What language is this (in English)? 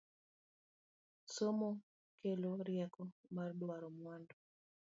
Luo (Kenya and Tanzania)